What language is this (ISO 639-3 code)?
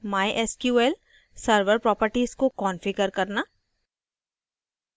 hin